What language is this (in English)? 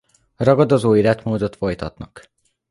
Hungarian